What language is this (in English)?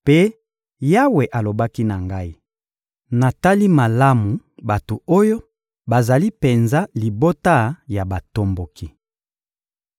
Lingala